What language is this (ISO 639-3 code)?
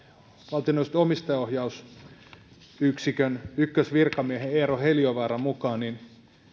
fin